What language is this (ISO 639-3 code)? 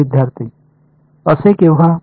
mar